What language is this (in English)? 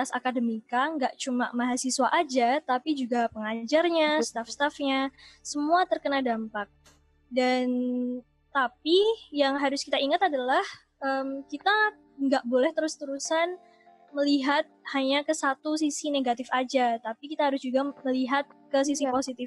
Indonesian